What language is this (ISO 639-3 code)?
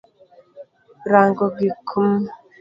luo